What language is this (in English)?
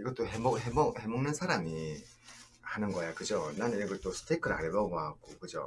Korean